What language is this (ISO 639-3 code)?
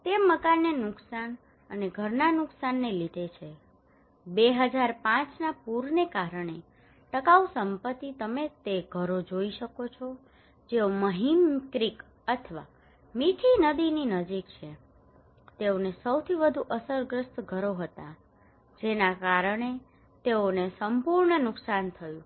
guj